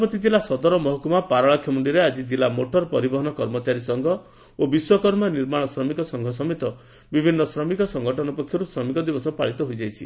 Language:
Odia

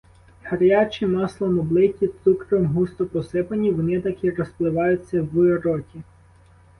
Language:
Ukrainian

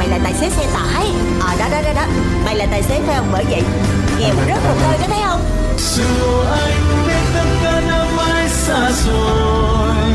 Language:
Vietnamese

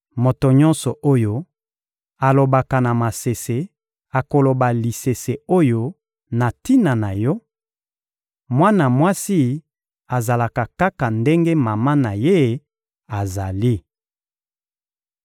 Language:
Lingala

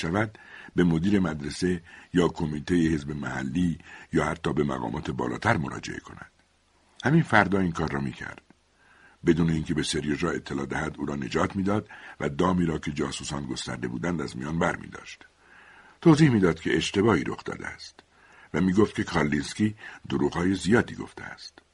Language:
Persian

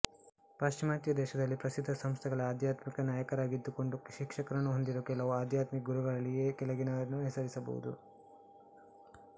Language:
Kannada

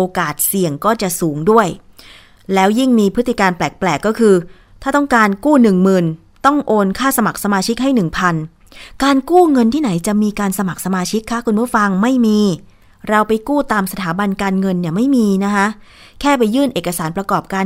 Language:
Thai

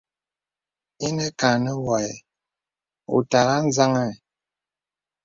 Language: Bebele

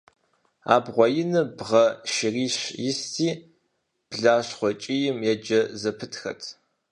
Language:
Kabardian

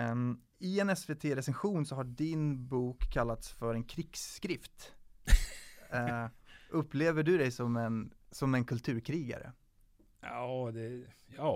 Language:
Swedish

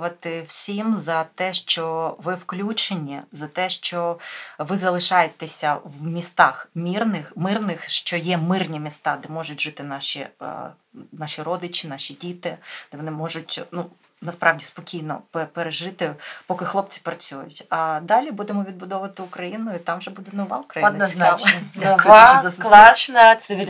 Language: Ukrainian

